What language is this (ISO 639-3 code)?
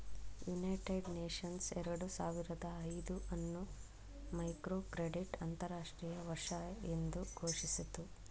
kan